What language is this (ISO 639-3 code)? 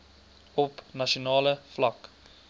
afr